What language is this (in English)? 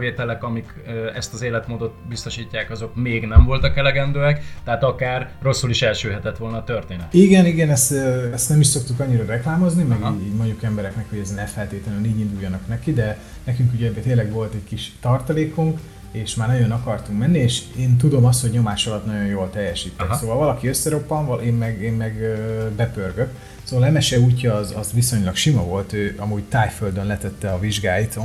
Hungarian